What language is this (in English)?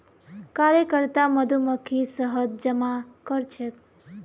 Magahi